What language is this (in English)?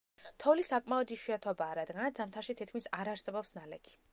Georgian